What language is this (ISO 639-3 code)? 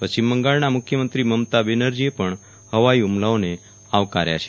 guj